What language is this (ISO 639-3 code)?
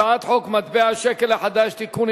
heb